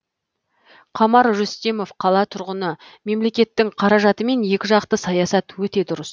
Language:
Kazakh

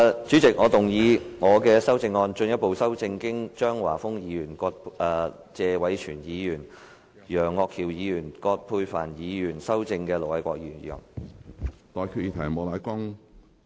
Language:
Cantonese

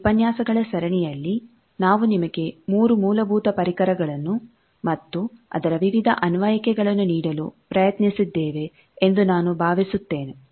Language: Kannada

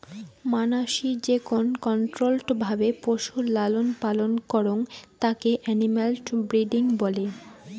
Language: Bangla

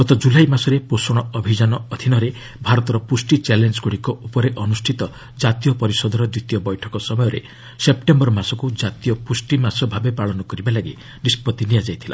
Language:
Odia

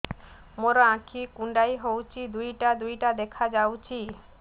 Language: Odia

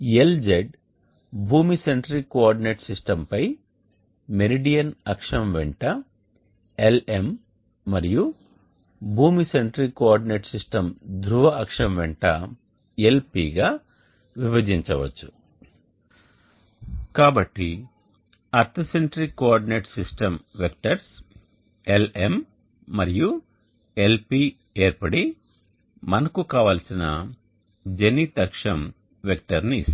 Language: Telugu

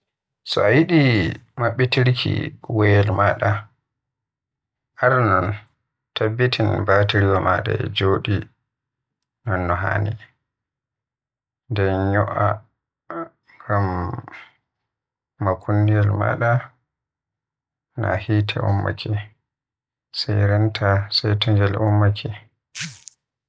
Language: Western Niger Fulfulde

